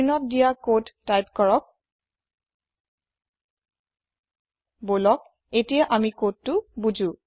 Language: Assamese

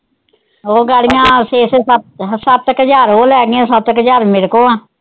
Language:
Punjabi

